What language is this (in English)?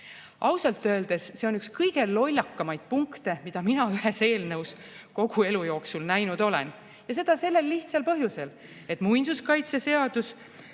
Estonian